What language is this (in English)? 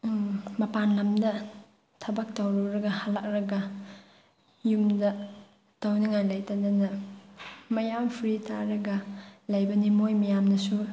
Manipuri